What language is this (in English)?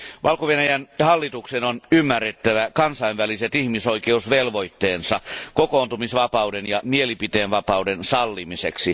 Finnish